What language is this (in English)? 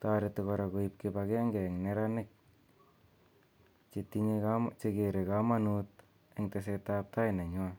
Kalenjin